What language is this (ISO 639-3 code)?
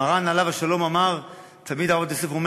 heb